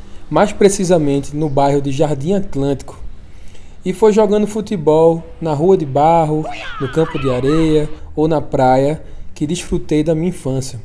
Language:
Portuguese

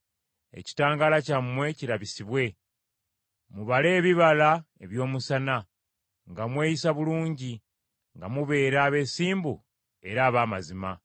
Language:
Ganda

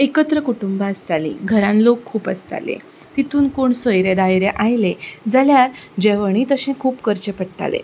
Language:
Konkani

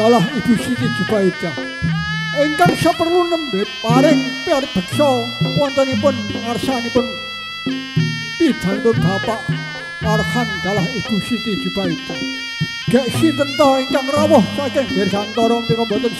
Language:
Indonesian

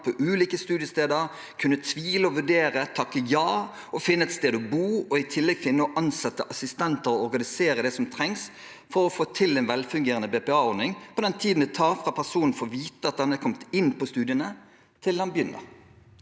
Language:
Norwegian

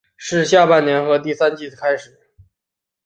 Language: Chinese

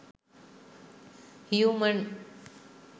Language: Sinhala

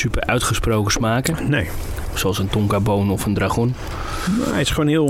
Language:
Dutch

